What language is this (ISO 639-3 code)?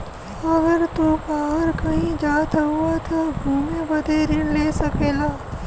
bho